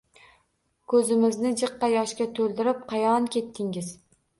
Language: Uzbek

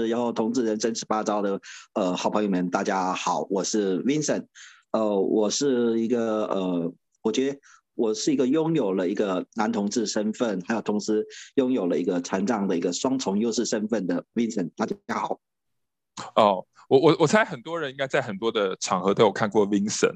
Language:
Chinese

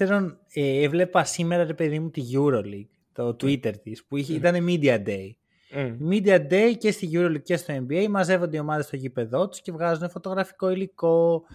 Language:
Greek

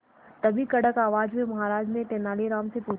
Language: Hindi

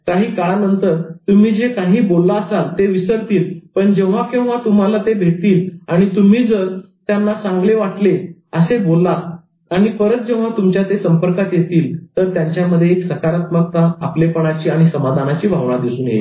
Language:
Marathi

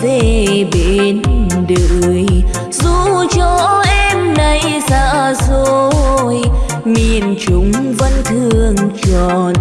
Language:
Vietnamese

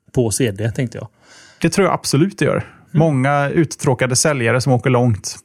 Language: Swedish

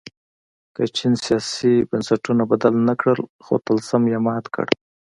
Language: Pashto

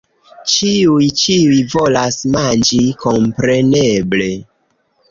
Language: Esperanto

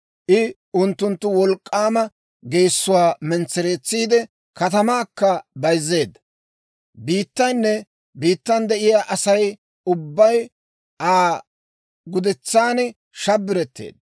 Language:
Dawro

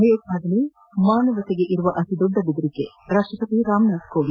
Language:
Kannada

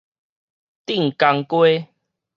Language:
Min Nan Chinese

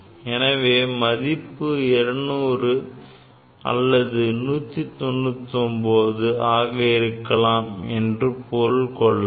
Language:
Tamil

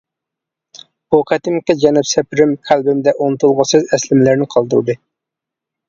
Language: Uyghur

